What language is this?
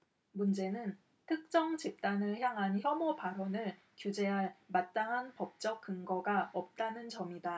Korean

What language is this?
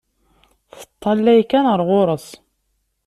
Kabyle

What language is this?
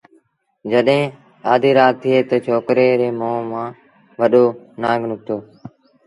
Sindhi Bhil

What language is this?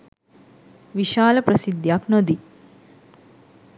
Sinhala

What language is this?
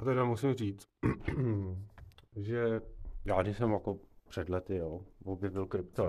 Czech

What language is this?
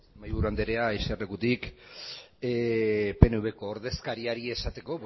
Basque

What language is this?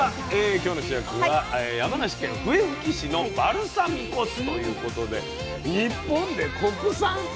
Japanese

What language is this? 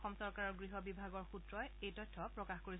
Assamese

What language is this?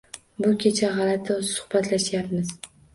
Uzbek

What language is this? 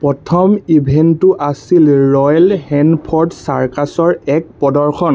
Assamese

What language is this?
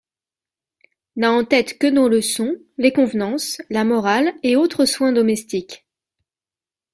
French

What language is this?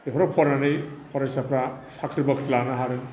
Bodo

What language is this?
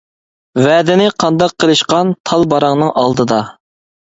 Uyghur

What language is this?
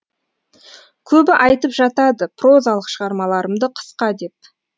Kazakh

